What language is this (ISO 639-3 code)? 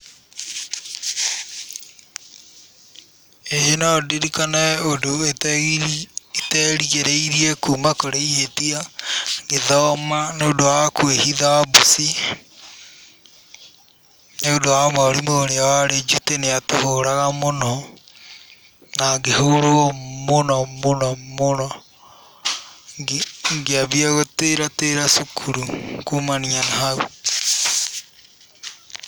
kik